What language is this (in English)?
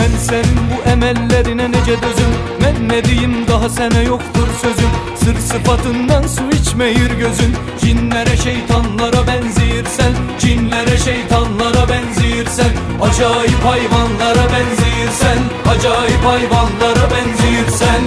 Turkish